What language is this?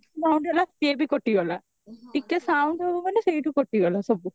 Odia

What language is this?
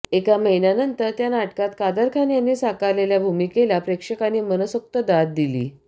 Marathi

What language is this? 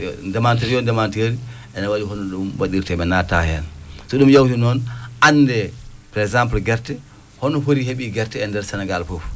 Fula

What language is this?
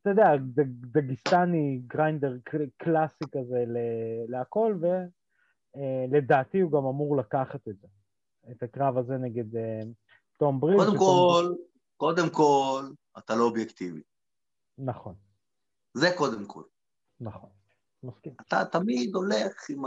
Hebrew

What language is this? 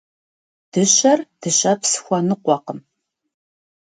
Kabardian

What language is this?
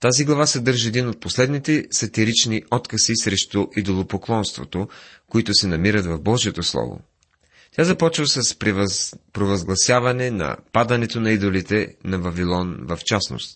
Bulgarian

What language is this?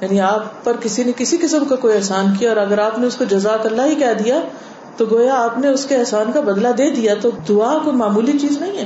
Urdu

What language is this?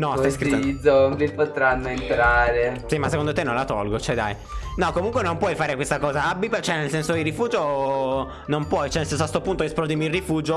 Italian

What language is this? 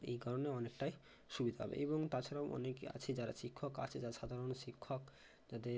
Bangla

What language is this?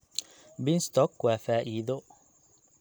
Somali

